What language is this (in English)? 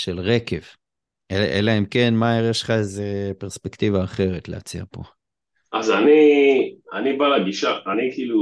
Hebrew